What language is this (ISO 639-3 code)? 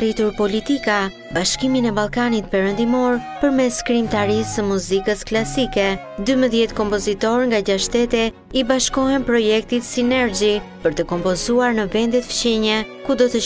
ron